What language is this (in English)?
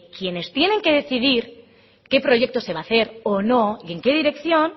Spanish